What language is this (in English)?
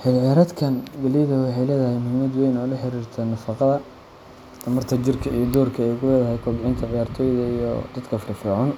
Somali